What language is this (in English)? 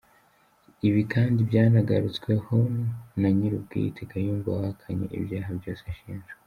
Kinyarwanda